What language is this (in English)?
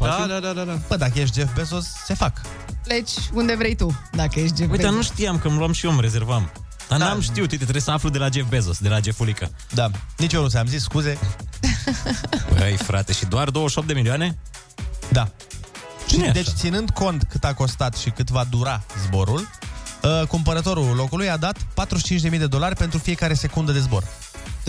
Romanian